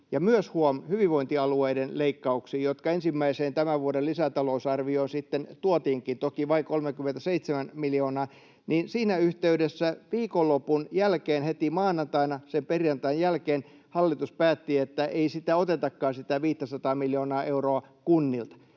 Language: Finnish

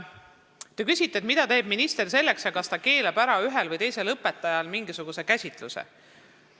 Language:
Estonian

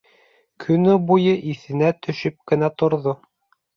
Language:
Bashkir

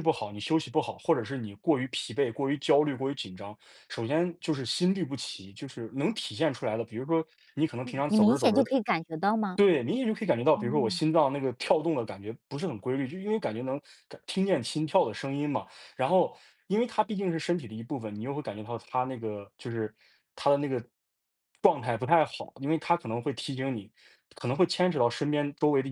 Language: Chinese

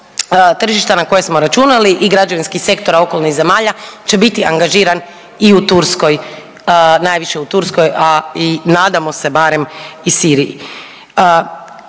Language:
Croatian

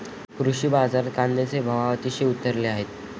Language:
Marathi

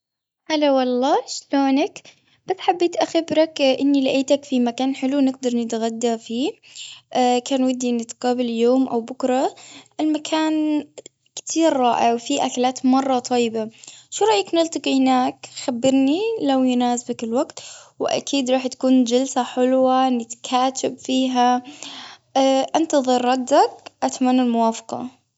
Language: Gulf Arabic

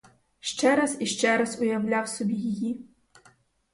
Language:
Ukrainian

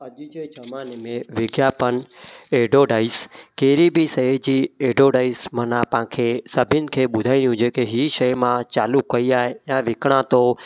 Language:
Sindhi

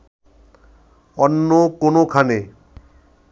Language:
Bangla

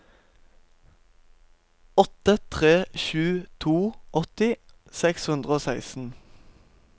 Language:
Norwegian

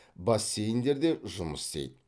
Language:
Kazakh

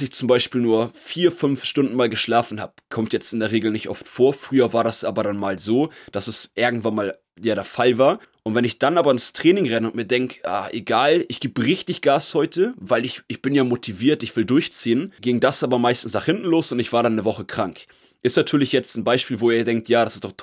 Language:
German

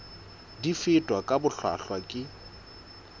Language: Southern Sotho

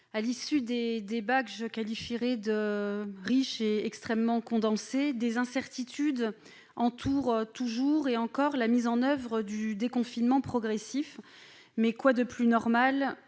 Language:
French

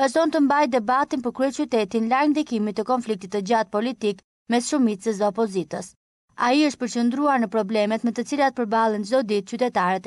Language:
Romanian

